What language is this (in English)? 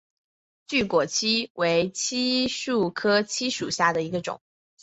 Chinese